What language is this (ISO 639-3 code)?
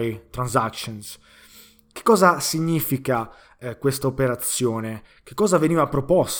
ita